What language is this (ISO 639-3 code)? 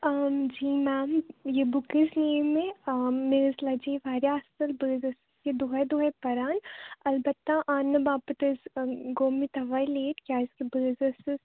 kas